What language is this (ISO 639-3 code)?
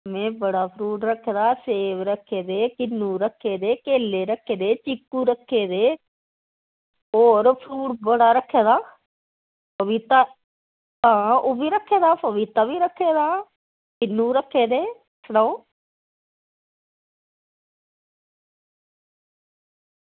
doi